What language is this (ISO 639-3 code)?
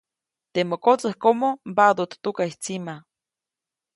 zoc